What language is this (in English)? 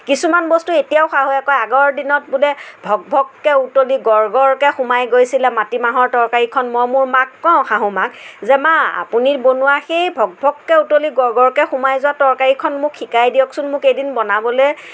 Assamese